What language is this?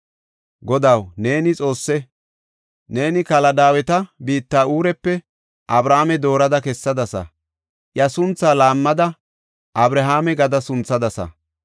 Gofa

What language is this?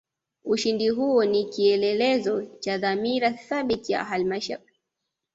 Swahili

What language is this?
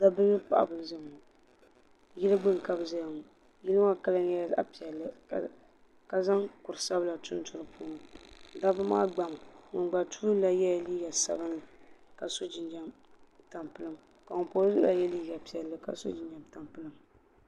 Dagbani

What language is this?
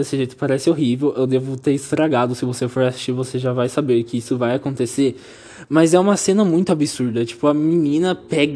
Portuguese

